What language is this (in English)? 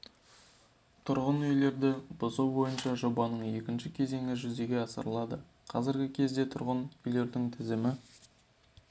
Kazakh